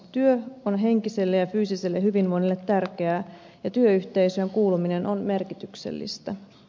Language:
Finnish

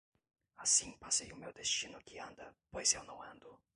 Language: Portuguese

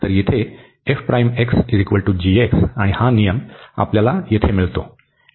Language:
Marathi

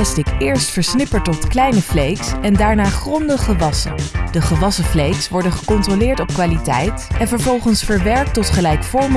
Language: Dutch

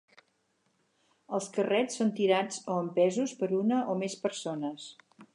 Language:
Catalan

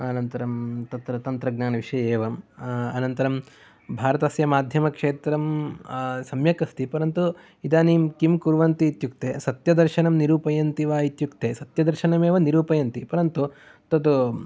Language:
Sanskrit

